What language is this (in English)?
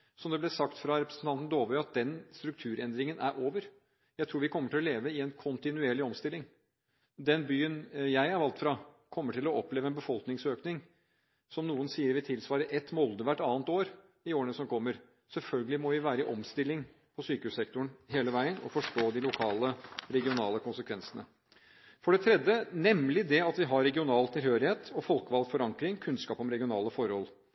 Norwegian Bokmål